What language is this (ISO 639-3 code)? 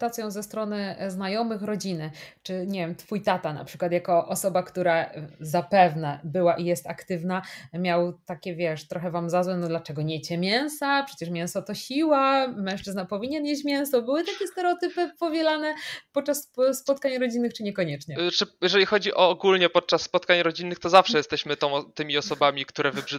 pol